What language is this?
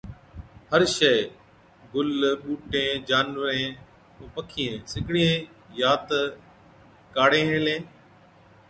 Od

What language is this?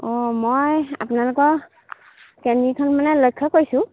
Assamese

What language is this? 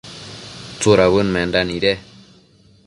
Matsés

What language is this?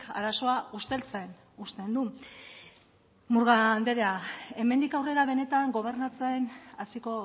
Basque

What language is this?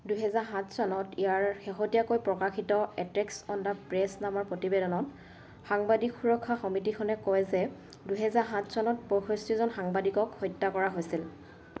Assamese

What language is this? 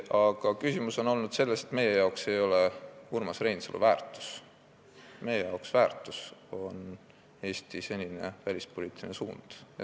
Estonian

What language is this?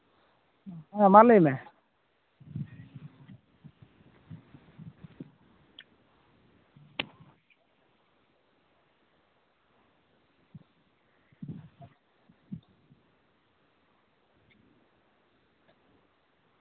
Santali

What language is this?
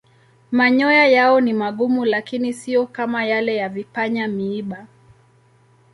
Swahili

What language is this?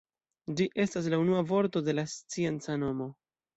Esperanto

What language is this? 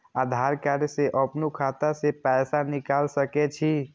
Maithili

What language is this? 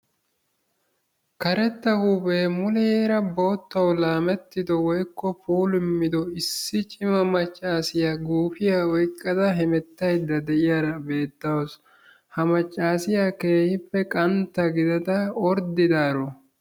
Wolaytta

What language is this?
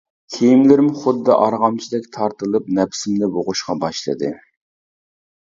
Uyghur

